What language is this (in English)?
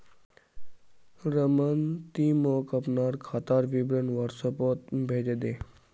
Magahi